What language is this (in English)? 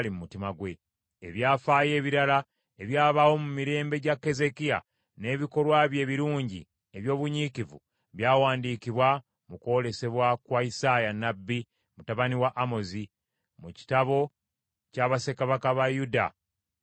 Ganda